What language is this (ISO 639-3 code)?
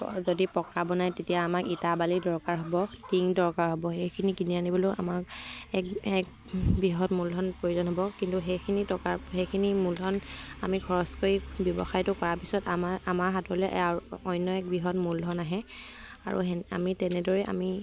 asm